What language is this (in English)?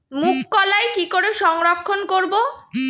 Bangla